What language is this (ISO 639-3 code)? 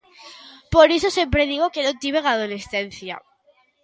glg